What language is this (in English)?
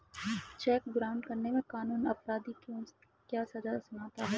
Hindi